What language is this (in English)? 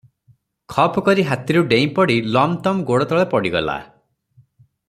Odia